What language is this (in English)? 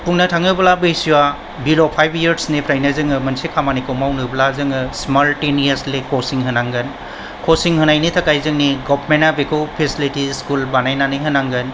Bodo